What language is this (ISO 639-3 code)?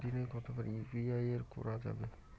ben